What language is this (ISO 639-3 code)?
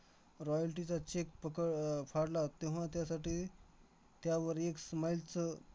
mar